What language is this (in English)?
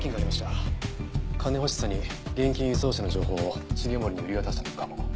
Japanese